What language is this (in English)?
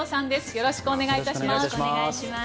Japanese